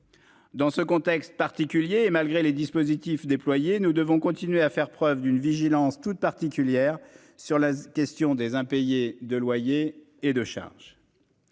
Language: French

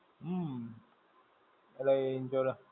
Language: Gujarati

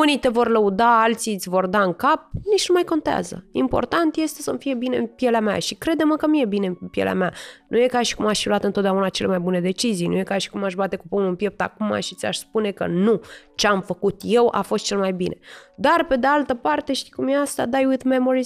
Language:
Romanian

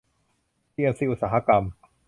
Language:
Thai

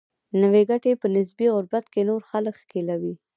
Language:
Pashto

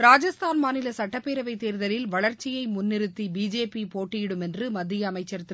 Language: Tamil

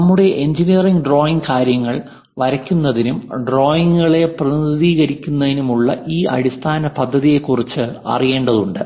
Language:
Malayalam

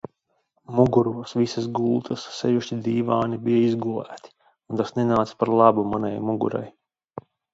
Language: Latvian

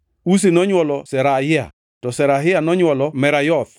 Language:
Luo (Kenya and Tanzania)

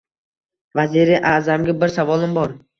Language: Uzbek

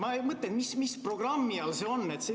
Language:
Estonian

